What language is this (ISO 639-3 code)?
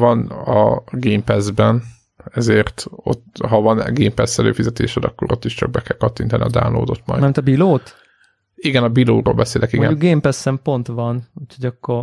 hun